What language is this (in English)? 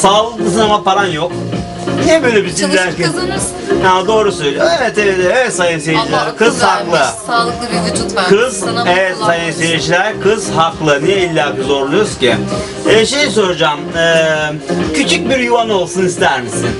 Turkish